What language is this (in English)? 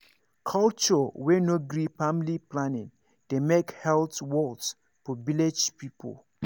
Nigerian Pidgin